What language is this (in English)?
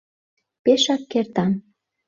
Mari